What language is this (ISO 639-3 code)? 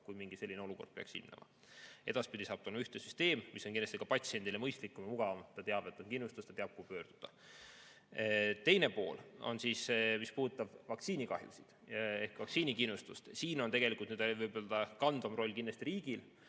est